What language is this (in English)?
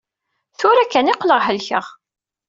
Kabyle